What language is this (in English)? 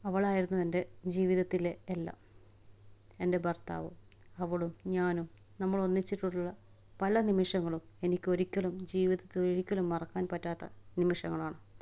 Malayalam